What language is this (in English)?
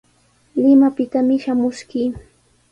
Sihuas Ancash Quechua